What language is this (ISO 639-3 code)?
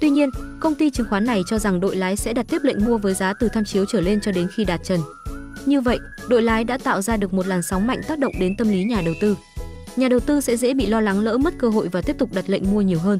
vie